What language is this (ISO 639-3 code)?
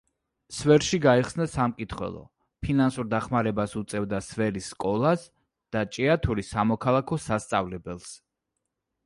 kat